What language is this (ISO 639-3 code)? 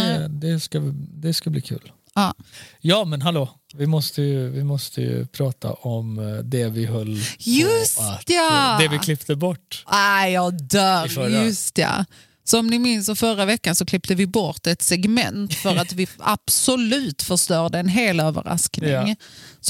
swe